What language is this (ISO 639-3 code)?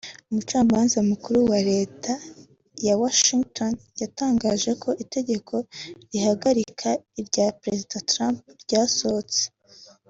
kin